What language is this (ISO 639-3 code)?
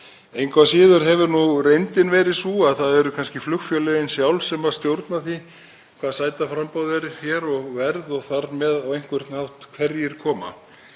isl